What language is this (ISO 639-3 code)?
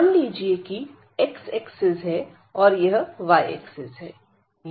hin